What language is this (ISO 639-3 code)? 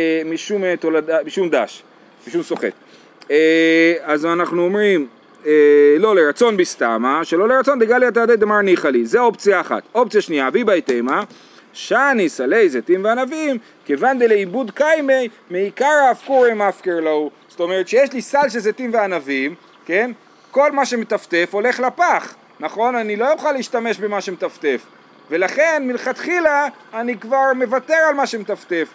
heb